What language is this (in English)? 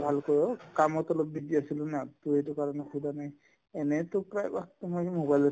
Assamese